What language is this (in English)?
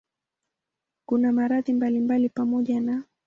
Swahili